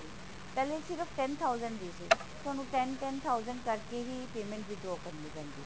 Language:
Punjabi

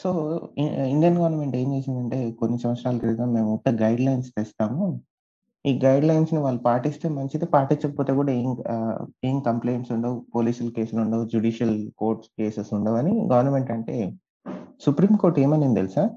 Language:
Telugu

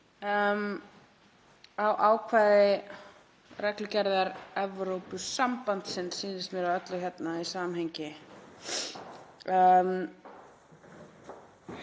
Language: Icelandic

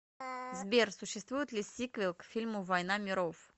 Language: Russian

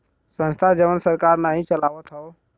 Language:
Bhojpuri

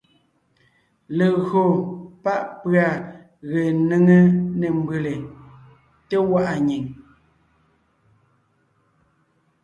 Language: Ngiemboon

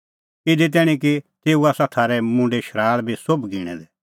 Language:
Kullu Pahari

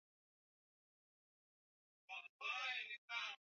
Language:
Swahili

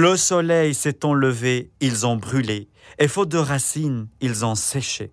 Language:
French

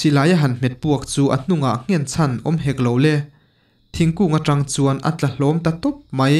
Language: Indonesian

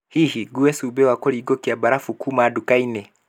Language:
Kikuyu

